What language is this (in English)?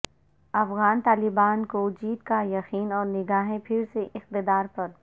Urdu